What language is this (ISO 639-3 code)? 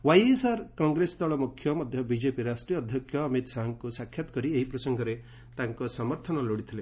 ori